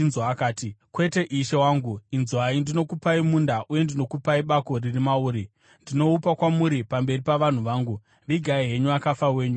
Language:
Shona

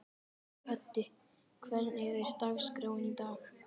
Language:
Icelandic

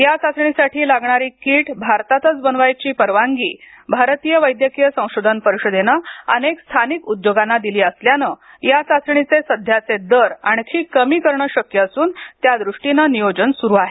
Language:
Marathi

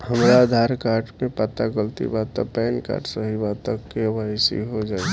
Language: Bhojpuri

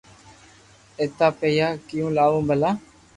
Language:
Loarki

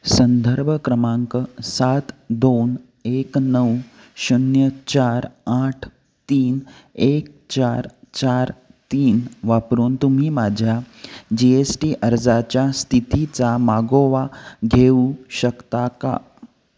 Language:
Marathi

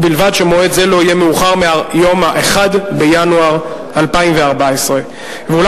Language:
Hebrew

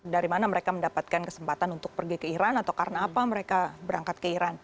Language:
Indonesian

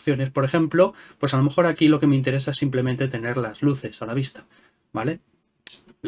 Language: Spanish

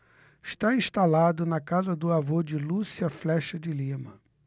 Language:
Portuguese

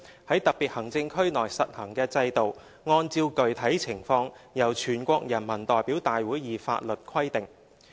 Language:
Cantonese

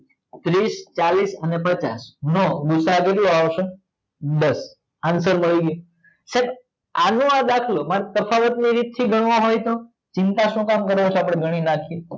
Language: Gujarati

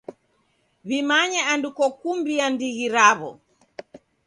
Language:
Taita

